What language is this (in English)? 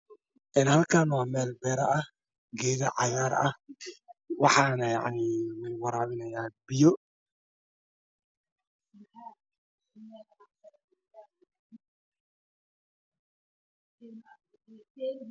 Somali